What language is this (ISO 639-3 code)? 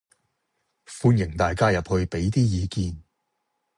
yue